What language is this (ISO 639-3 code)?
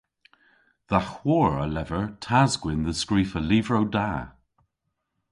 cor